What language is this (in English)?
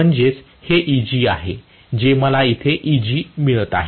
Marathi